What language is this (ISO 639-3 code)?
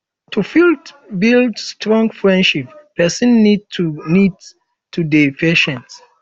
pcm